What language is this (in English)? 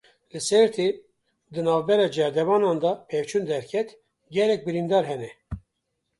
Kurdish